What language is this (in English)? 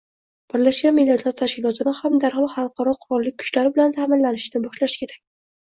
Uzbek